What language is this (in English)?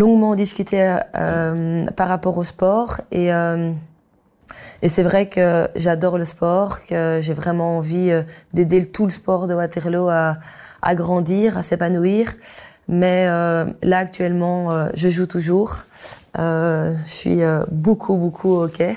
French